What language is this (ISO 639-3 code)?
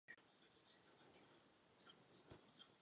ces